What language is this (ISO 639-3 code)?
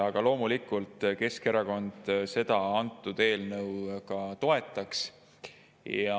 est